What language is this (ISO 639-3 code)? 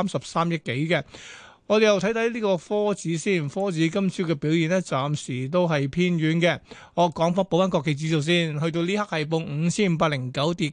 zho